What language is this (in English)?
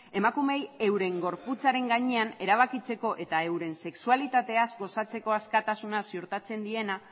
Basque